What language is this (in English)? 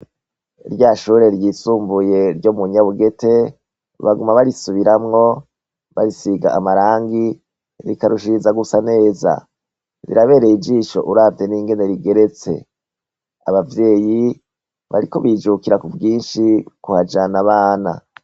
Rundi